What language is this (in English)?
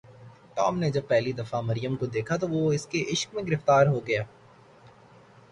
Urdu